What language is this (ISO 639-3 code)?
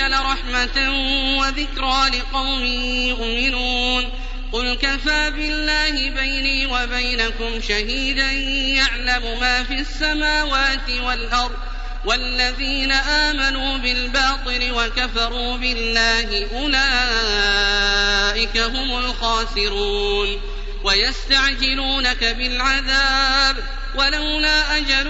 ara